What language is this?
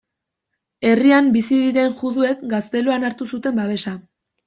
Basque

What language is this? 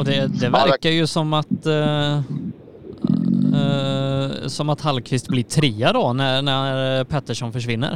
Swedish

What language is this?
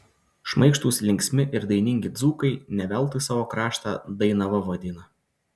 Lithuanian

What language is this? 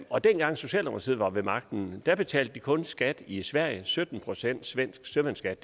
Danish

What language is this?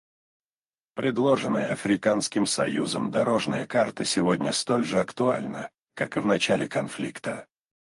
Russian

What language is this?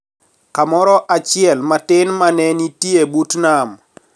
Luo (Kenya and Tanzania)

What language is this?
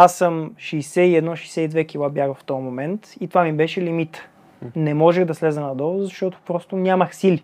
Bulgarian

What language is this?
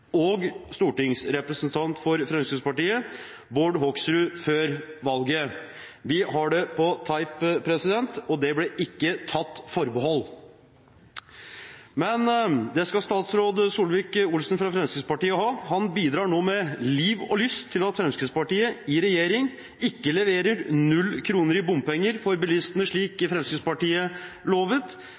Norwegian Bokmål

